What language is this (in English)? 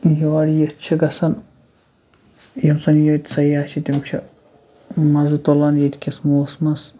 Kashmiri